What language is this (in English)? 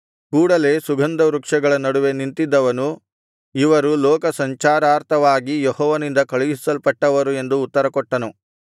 Kannada